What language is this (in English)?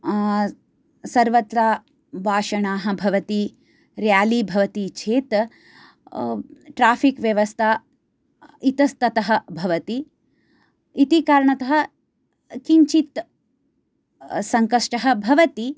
Sanskrit